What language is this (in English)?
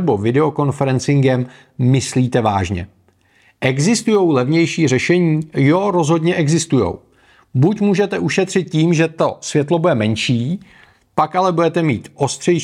Czech